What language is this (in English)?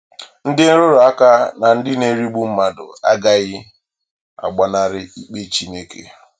Igbo